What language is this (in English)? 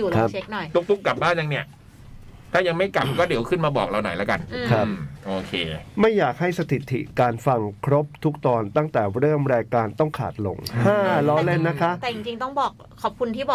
Thai